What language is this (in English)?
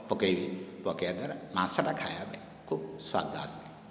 Odia